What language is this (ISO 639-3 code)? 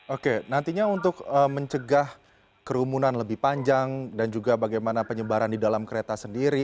ind